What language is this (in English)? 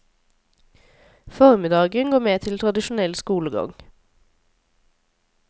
Norwegian